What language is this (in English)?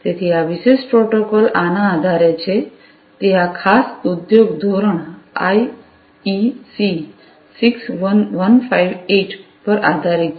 Gujarati